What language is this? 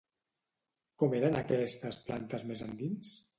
Catalan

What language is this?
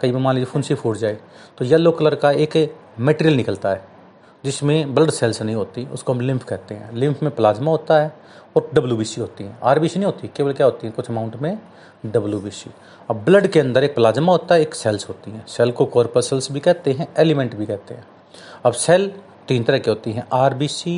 Hindi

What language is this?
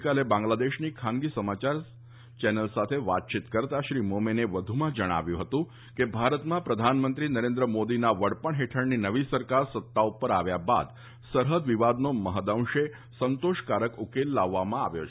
Gujarati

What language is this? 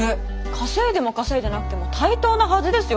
Japanese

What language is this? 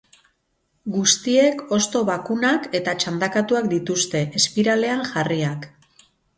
Basque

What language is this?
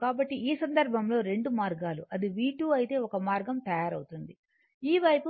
Telugu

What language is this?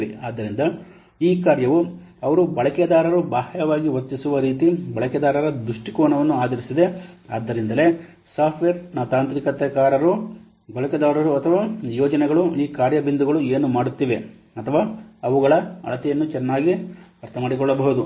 Kannada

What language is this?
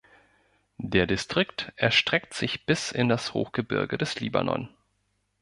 German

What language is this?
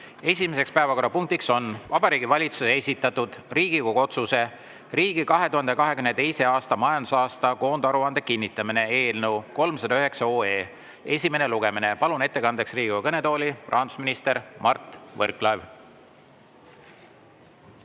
Estonian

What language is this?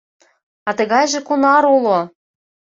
Mari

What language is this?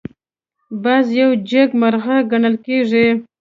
Pashto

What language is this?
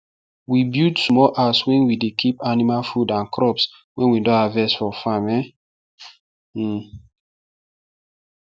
Nigerian Pidgin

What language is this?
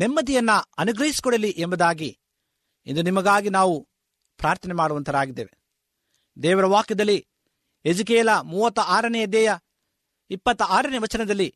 Kannada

